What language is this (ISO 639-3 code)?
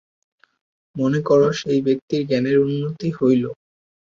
ben